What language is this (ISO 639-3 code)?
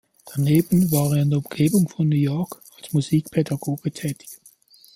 deu